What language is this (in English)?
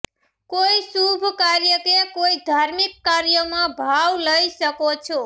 Gujarati